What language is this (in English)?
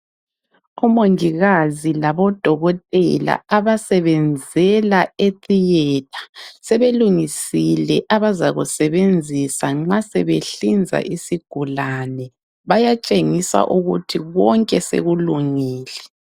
North Ndebele